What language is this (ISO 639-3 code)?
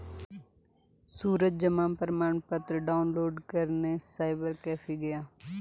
hin